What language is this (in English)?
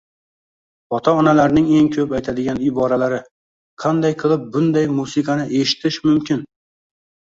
Uzbek